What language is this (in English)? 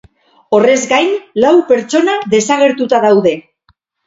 Basque